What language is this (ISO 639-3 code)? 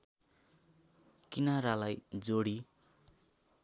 nep